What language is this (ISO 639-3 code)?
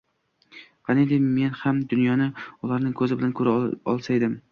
uzb